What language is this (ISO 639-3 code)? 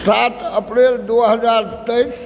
mai